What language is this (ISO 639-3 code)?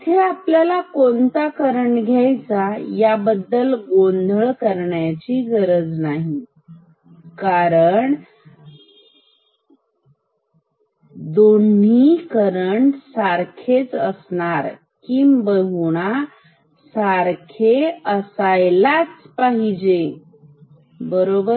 mar